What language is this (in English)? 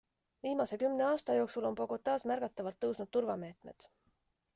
Estonian